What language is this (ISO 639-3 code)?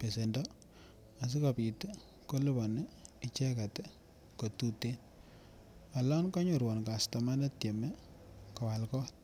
kln